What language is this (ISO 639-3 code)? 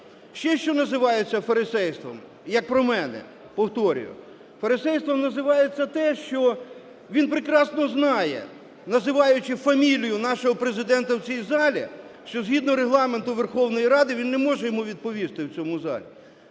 ukr